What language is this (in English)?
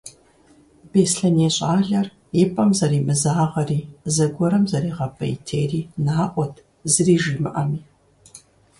Kabardian